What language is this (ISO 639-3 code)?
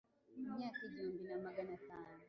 kin